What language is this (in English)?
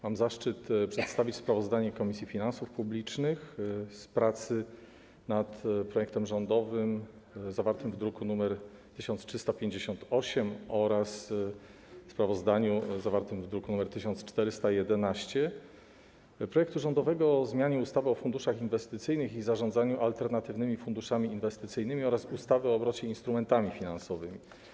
Polish